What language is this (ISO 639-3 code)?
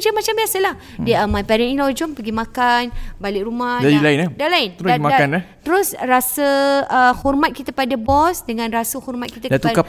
msa